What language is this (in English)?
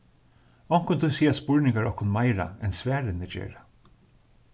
Faroese